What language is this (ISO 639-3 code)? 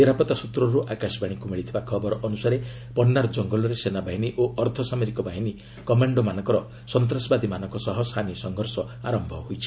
ori